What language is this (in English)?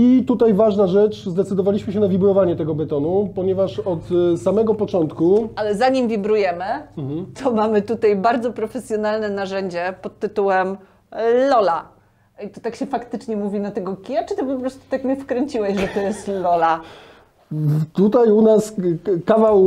Polish